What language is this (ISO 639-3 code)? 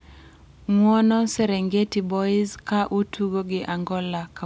luo